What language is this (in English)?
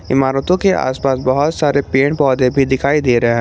Hindi